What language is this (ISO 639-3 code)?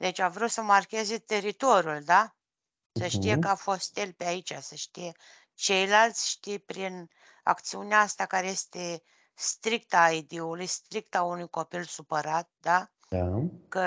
ron